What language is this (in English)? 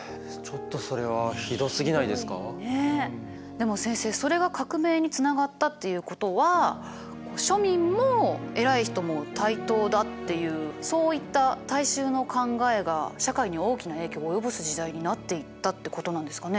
Japanese